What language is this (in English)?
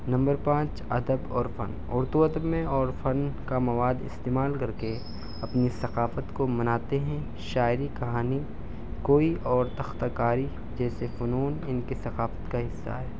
Urdu